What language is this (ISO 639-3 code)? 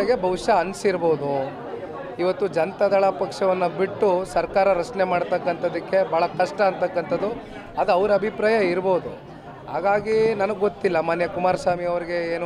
ron